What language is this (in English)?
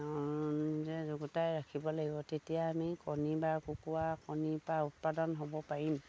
Assamese